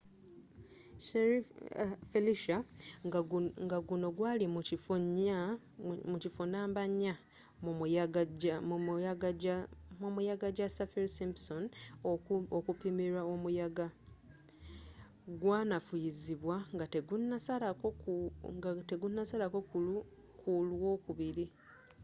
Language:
Ganda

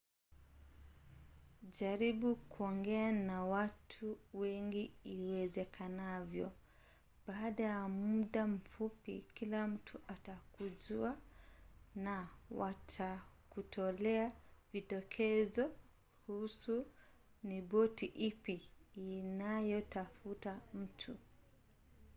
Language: Swahili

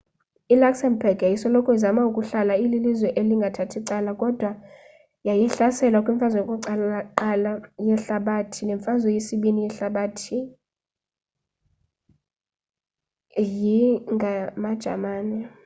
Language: Xhosa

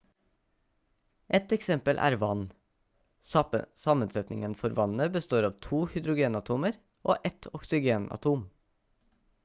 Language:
Norwegian Bokmål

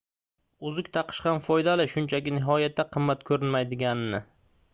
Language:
Uzbek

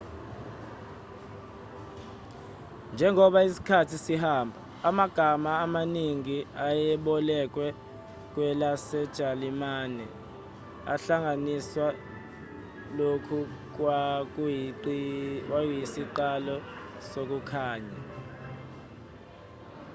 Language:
Zulu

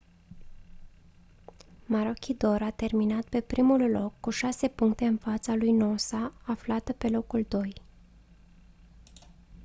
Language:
Romanian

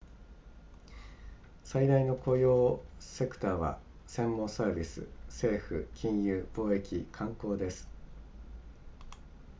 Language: Japanese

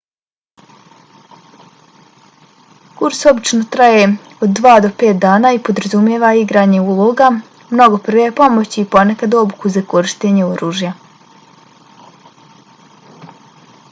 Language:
Bosnian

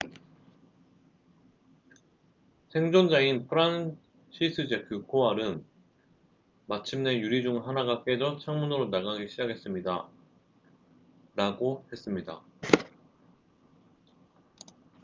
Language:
Korean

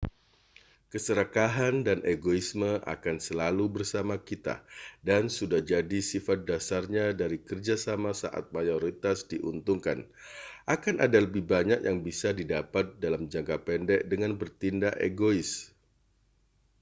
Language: Indonesian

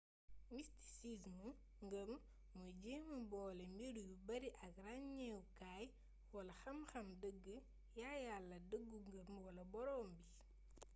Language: Wolof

